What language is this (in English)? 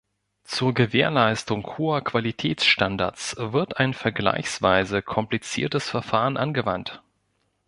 German